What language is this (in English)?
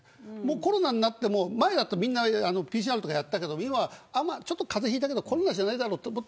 Japanese